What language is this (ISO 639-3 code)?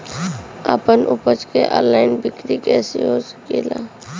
bho